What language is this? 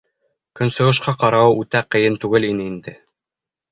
Bashkir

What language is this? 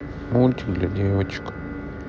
Russian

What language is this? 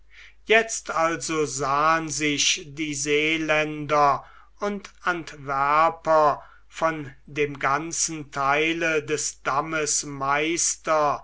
German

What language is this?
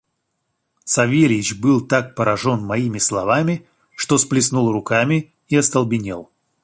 Russian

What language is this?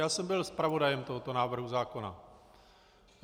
Czech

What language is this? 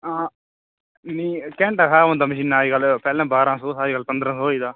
Dogri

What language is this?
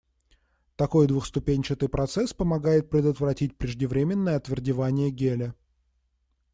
Russian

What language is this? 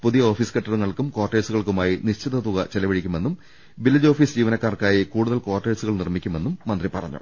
Malayalam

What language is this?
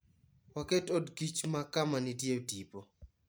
Luo (Kenya and Tanzania)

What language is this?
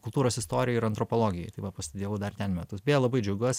Lithuanian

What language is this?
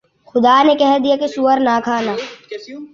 Urdu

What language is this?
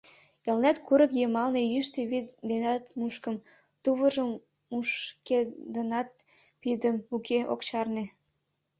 Mari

